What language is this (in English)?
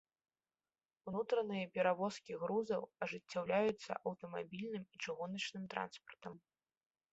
Belarusian